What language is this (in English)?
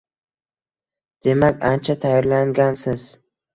Uzbek